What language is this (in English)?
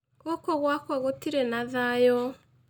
Kikuyu